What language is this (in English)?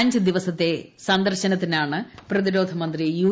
Malayalam